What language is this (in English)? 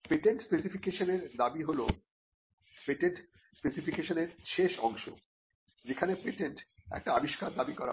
Bangla